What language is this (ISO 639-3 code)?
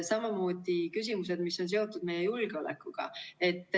est